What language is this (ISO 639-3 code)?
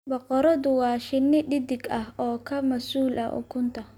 som